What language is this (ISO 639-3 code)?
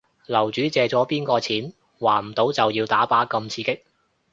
yue